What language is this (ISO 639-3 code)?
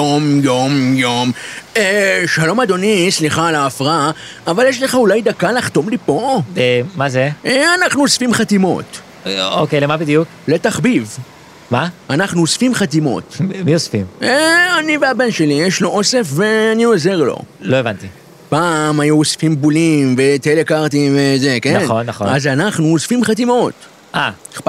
heb